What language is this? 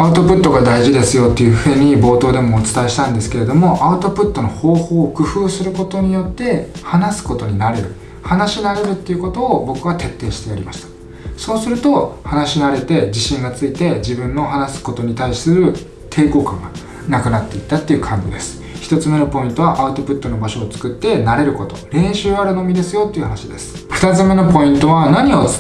Japanese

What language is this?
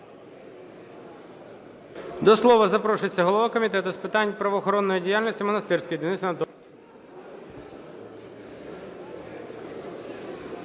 Ukrainian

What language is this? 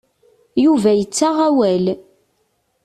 Kabyle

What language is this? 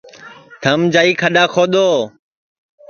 Sansi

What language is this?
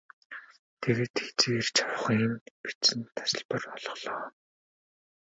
Mongolian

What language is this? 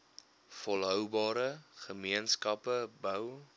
Afrikaans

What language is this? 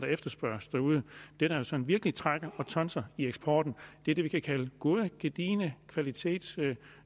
Danish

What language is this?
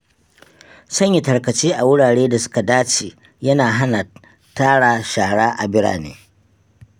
Hausa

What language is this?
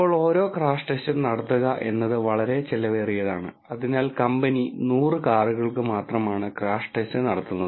Malayalam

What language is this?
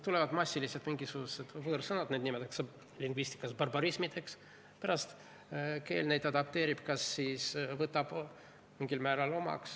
Estonian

